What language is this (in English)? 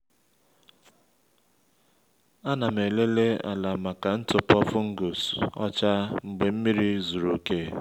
Igbo